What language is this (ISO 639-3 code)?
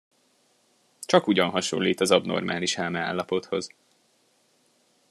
hun